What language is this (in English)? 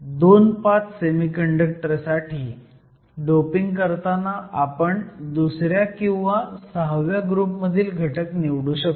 Marathi